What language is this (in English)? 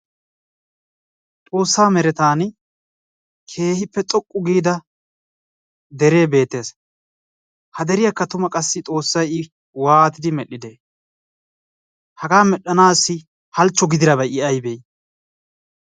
Wolaytta